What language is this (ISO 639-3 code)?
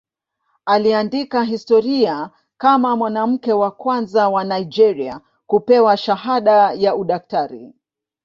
swa